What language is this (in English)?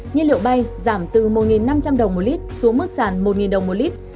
Vietnamese